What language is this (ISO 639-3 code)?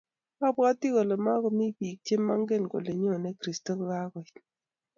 kln